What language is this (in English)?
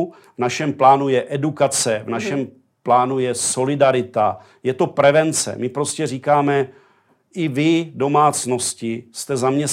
Czech